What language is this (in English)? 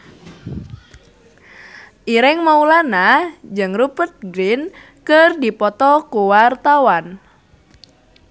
Sundanese